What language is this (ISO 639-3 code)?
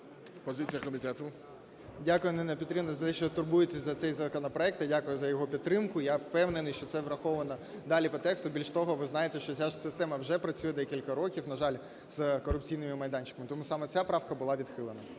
ukr